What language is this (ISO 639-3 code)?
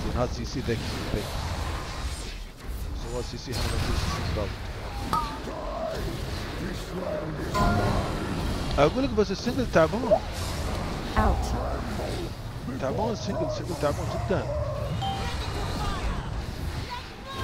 ara